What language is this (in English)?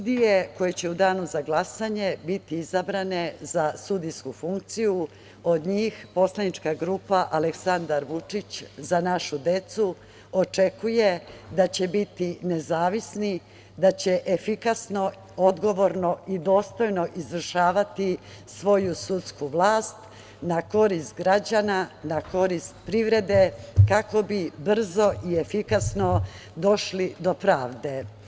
Serbian